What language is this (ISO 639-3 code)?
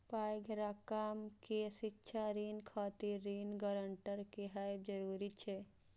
mai